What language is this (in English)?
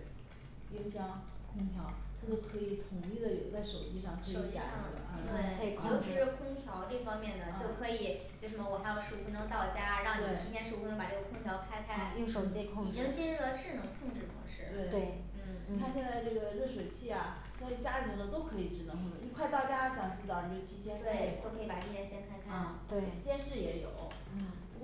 Chinese